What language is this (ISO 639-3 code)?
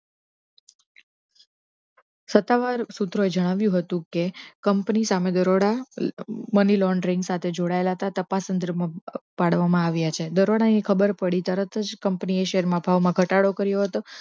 guj